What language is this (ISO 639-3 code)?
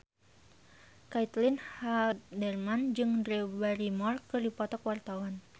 sun